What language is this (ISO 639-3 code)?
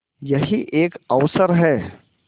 hin